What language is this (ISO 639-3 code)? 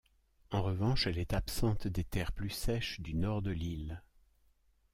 fra